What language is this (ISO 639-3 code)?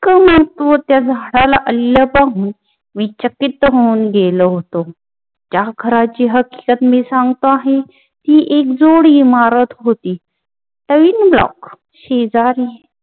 mar